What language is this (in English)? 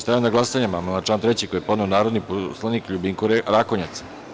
Serbian